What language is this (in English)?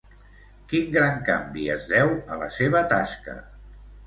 Catalan